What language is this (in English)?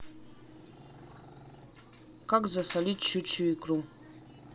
Russian